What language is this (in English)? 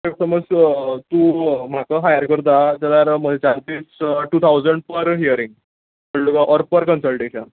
Konkani